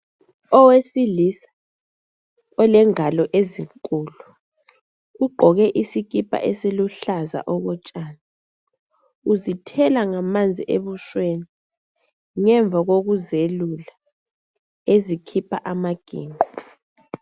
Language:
North Ndebele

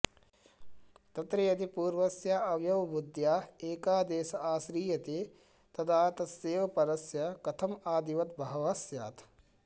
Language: Sanskrit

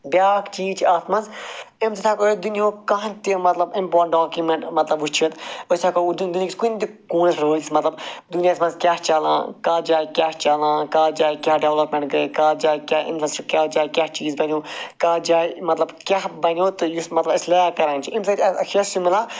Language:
Kashmiri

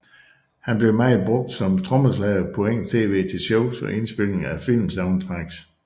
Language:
Danish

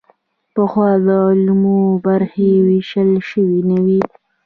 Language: Pashto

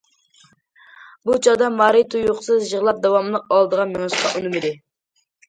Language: Uyghur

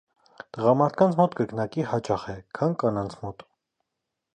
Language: Armenian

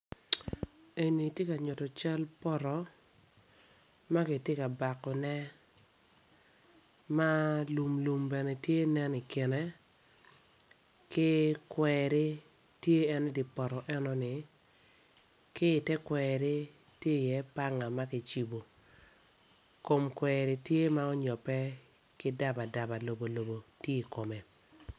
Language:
Acoli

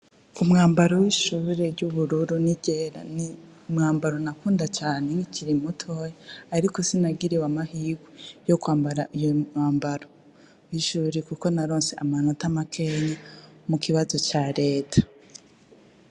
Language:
Rundi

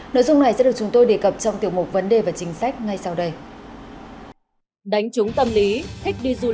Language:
Vietnamese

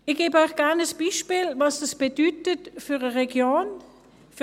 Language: Swiss German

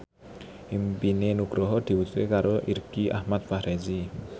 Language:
Javanese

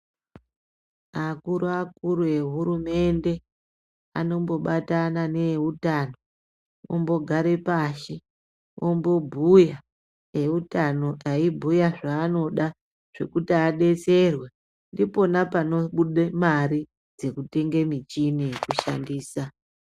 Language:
Ndau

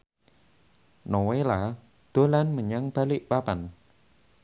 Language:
Javanese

